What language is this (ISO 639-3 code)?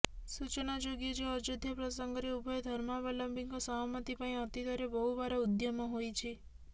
ori